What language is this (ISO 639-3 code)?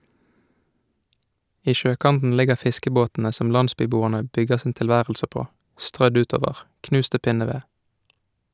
nor